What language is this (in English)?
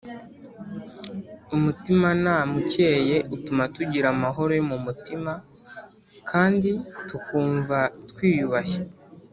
Kinyarwanda